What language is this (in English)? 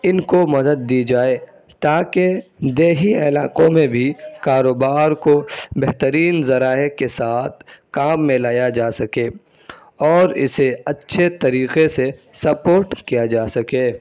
Urdu